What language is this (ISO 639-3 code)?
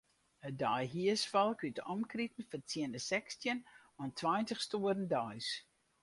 fry